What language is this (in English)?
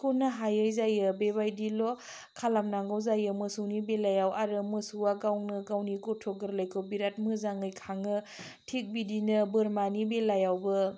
Bodo